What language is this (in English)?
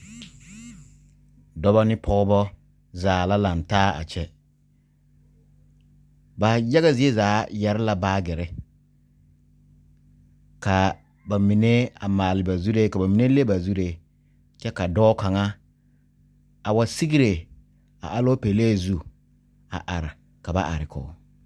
Southern Dagaare